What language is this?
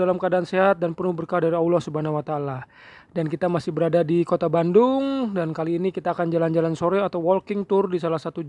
Indonesian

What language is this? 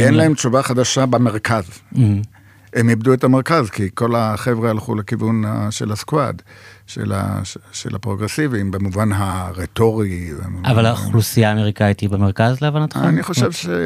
Hebrew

